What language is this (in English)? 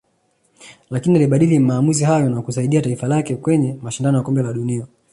Swahili